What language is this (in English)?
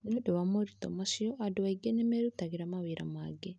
Kikuyu